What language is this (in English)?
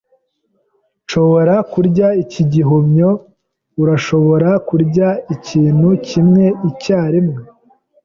Kinyarwanda